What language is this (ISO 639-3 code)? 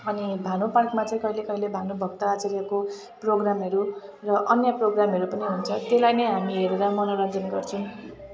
nep